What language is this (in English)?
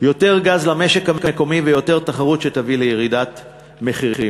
Hebrew